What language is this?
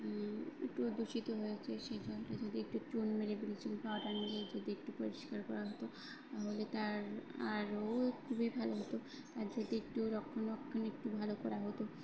Bangla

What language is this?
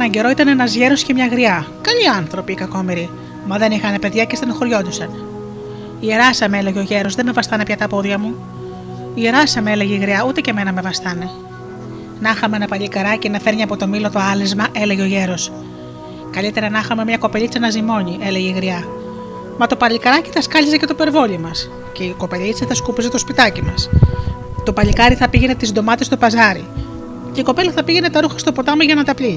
Greek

